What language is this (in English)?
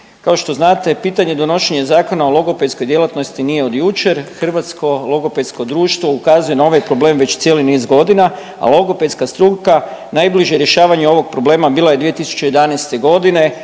Croatian